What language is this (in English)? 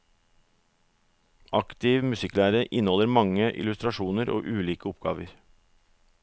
Norwegian